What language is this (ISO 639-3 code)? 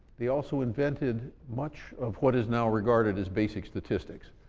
eng